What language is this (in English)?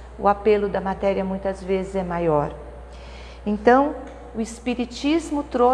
Portuguese